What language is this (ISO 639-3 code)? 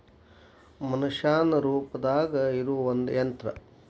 kan